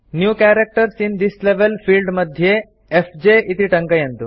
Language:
Sanskrit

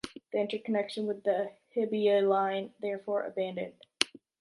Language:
English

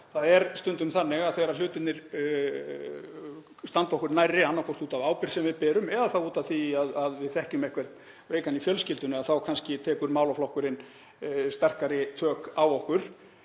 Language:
Icelandic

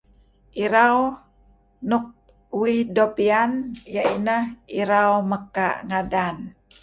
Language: Kelabit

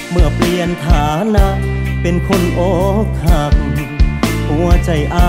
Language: Thai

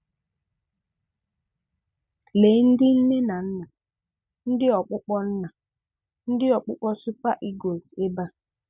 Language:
Igbo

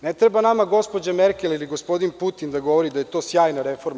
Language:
Serbian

